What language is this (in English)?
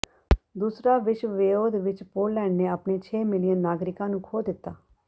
Punjabi